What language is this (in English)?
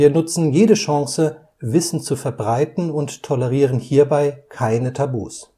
German